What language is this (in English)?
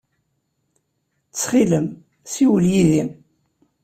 Kabyle